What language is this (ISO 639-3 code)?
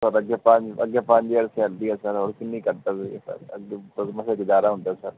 pan